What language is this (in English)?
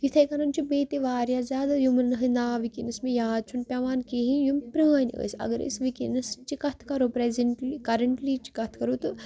Kashmiri